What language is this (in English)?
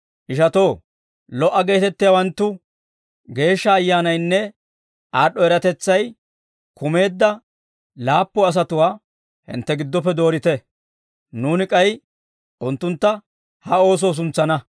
Dawro